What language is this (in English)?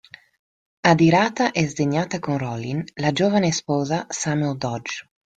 Italian